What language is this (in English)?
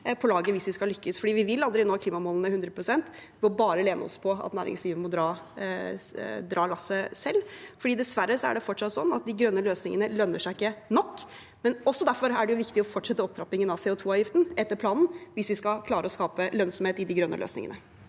Norwegian